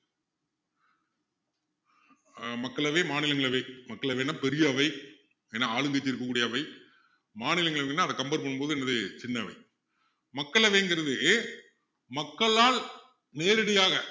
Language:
Tamil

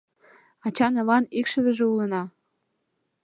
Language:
Mari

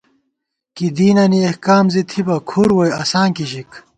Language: Gawar-Bati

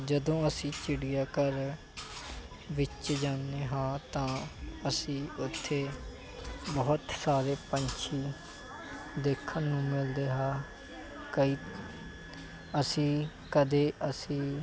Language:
Punjabi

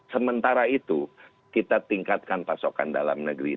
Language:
Indonesian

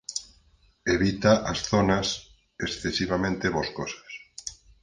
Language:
Galician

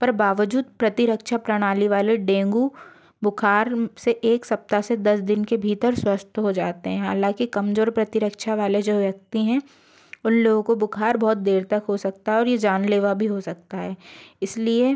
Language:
Hindi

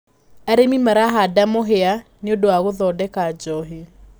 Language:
Kikuyu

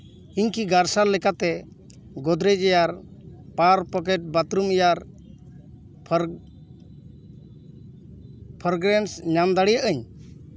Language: Santali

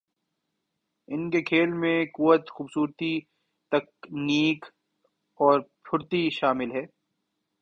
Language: Urdu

